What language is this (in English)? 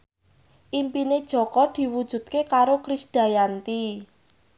Javanese